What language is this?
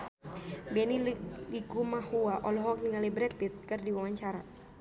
Sundanese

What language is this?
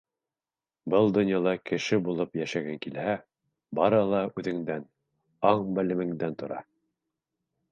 Bashkir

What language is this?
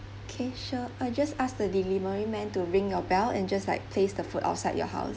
English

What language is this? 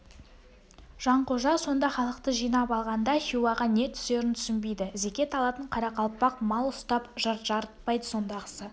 Kazakh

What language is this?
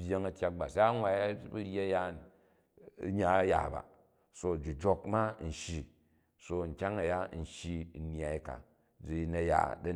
Jju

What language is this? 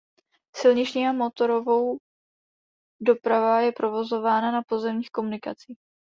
Czech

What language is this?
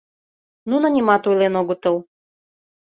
Mari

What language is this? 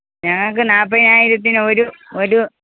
Malayalam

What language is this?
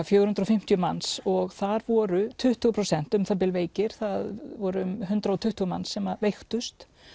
Icelandic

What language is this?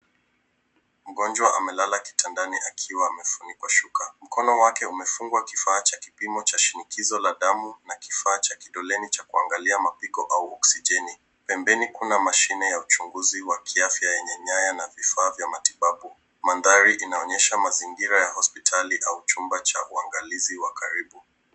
Swahili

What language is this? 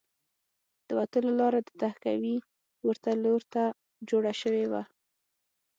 Pashto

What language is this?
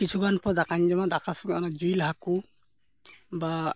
Santali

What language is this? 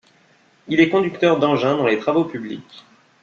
French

